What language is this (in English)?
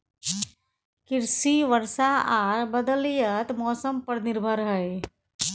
Maithili